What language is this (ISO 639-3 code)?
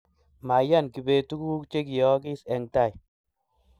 kln